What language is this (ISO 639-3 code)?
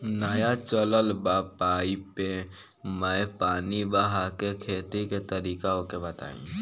bho